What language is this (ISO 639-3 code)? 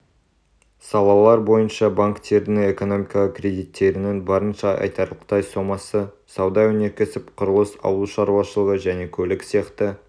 kaz